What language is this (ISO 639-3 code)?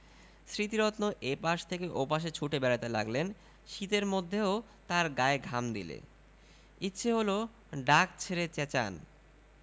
ben